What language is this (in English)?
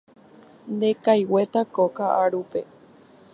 Guarani